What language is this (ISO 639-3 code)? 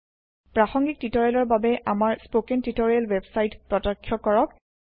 asm